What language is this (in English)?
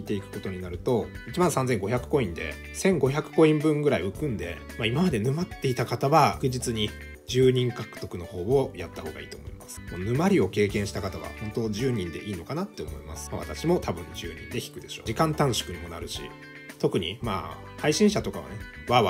Japanese